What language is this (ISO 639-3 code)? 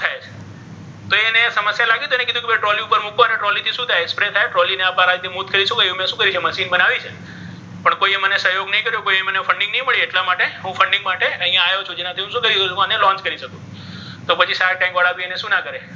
guj